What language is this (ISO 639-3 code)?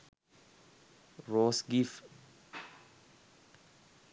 sin